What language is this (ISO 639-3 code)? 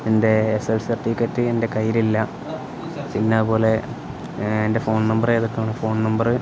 mal